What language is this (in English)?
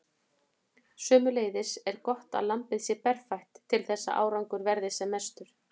Icelandic